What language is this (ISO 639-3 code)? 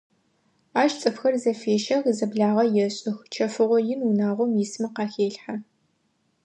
ady